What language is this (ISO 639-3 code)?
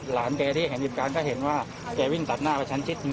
tha